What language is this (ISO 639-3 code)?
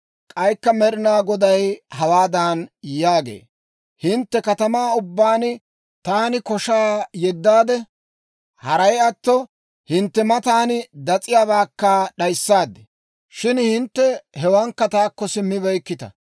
dwr